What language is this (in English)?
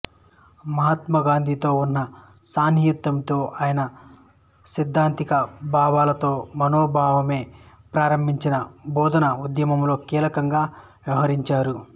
Telugu